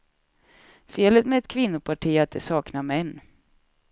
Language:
Swedish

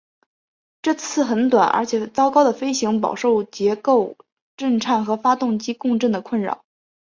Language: Chinese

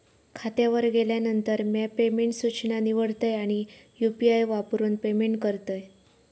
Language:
Marathi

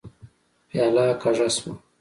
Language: Pashto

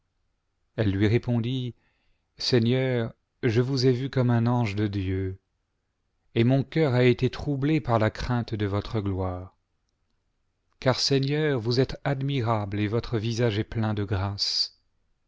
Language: French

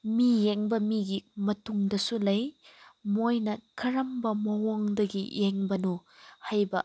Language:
Manipuri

